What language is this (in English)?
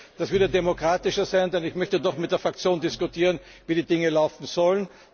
German